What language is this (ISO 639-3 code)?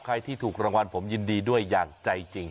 tha